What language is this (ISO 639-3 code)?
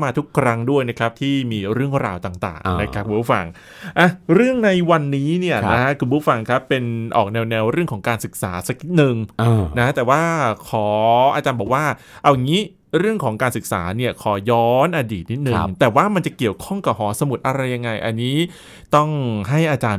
tha